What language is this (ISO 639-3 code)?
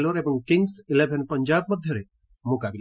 ori